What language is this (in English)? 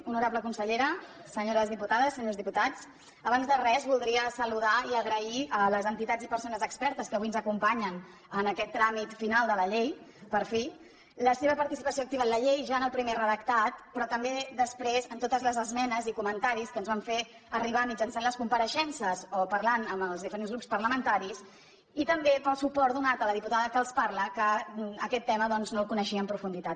Catalan